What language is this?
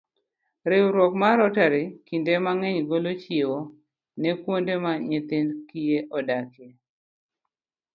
Luo (Kenya and Tanzania)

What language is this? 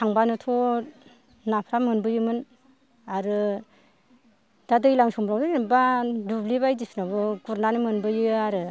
Bodo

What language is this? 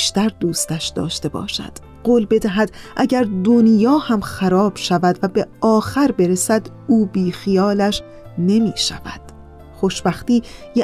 Persian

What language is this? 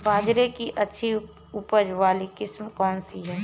Hindi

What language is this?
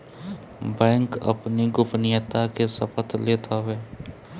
Bhojpuri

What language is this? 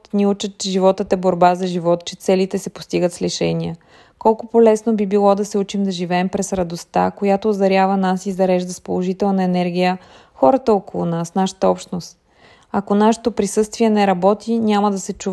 Bulgarian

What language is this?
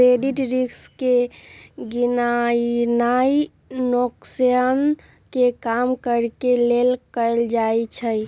Magahi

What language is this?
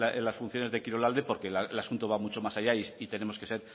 Spanish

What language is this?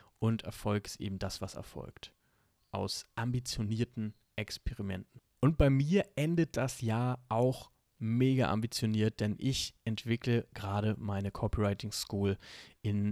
German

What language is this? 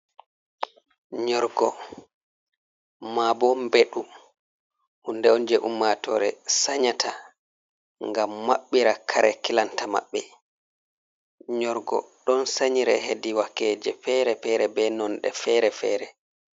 Fula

